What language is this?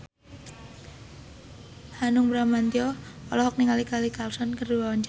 Sundanese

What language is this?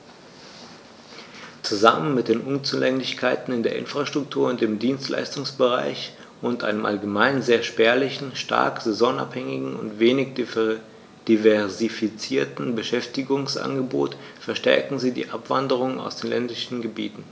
German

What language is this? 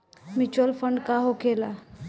Bhojpuri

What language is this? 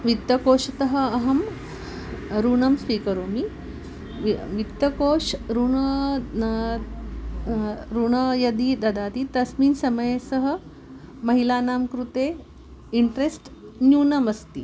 Sanskrit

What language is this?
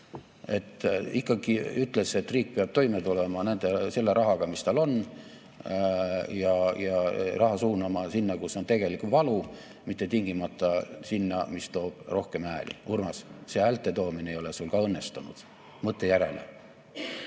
Estonian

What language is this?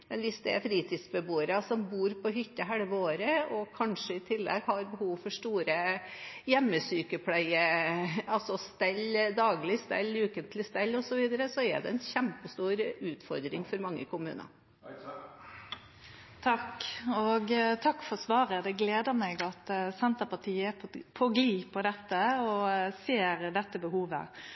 Norwegian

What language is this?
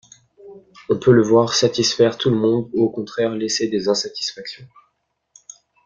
French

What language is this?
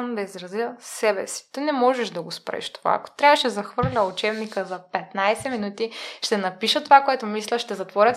Bulgarian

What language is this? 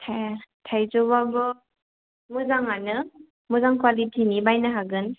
Bodo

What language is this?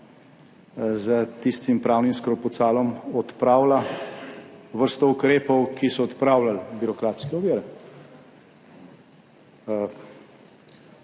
Slovenian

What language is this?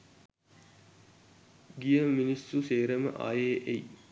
Sinhala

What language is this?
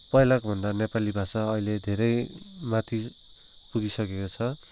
Nepali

